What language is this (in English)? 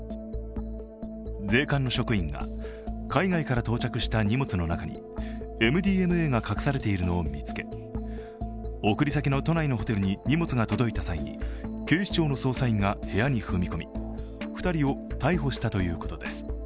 Japanese